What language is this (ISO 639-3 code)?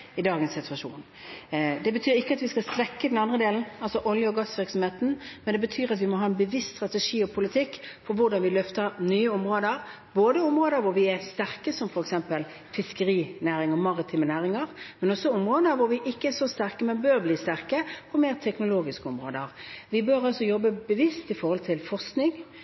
nob